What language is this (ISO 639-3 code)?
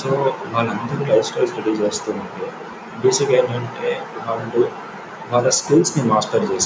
tel